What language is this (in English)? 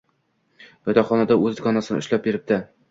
Uzbek